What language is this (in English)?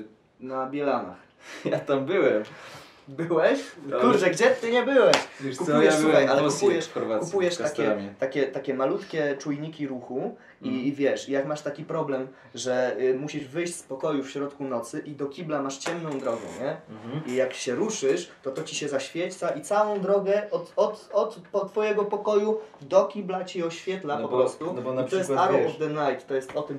Polish